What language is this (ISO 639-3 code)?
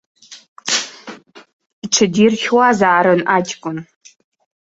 abk